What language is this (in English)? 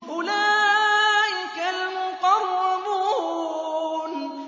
Arabic